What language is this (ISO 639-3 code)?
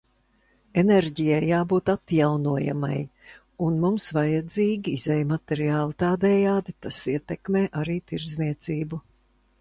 lav